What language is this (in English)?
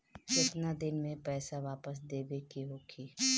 Bhojpuri